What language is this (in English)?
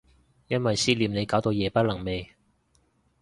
Cantonese